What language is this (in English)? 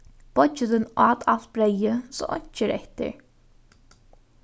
Faroese